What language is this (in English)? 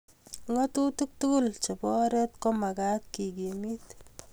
Kalenjin